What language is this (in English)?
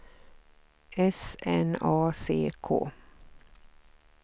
Swedish